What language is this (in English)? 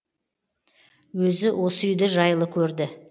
Kazakh